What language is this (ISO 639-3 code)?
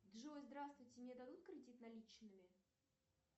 rus